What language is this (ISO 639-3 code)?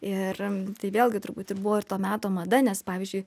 lit